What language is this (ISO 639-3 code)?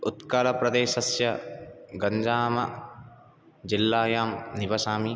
san